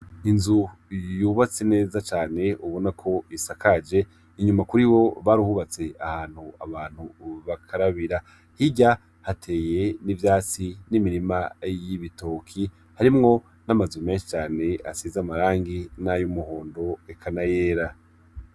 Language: Rundi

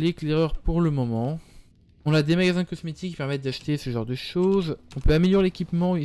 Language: French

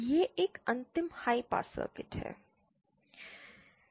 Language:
Hindi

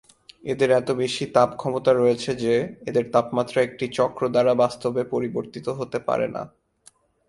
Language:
Bangla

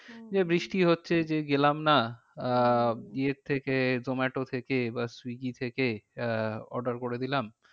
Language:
Bangla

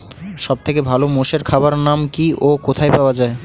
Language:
Bangla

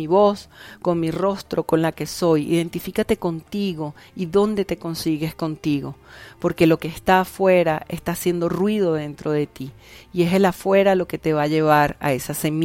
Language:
Spanish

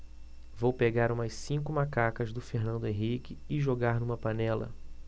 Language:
Portuguese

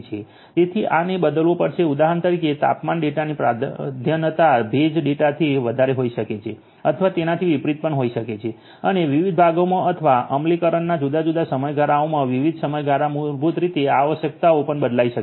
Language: Gujarati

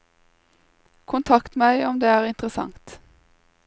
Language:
Norwegian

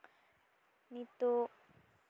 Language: Santali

